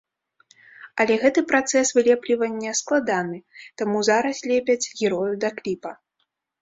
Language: Belarusian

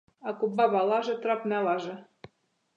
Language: Macedonian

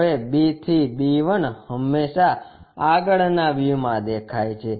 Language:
Gujarati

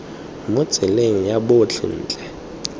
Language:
Tswana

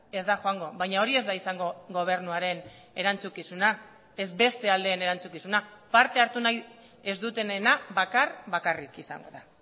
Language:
Basque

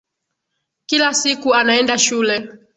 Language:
Swahili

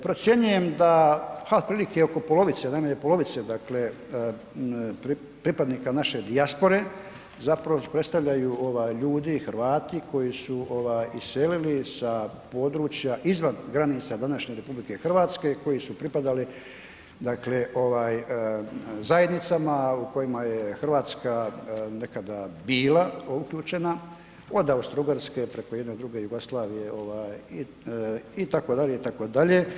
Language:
Croatian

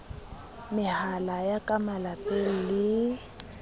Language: Southern Sotho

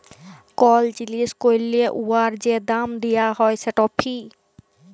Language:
Bangla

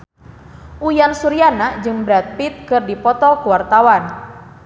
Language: Sundanese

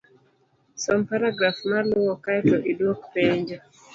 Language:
Luo (Kenya and Tanzania)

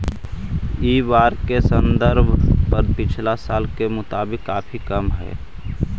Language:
Magahi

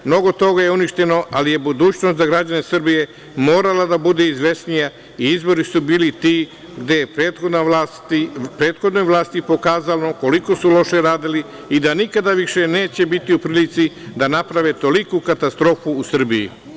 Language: Serbian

